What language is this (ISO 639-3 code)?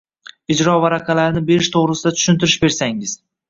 uzb